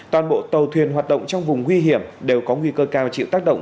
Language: Vietnamese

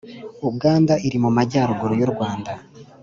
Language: Kinyarwanda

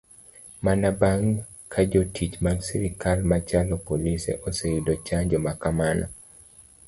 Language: Luo (Kenya and Tanzania)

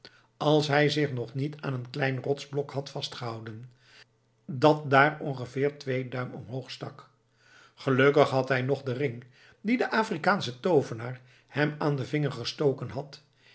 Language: Dutch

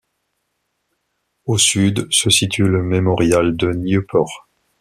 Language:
French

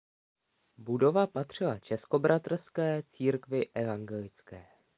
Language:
Czech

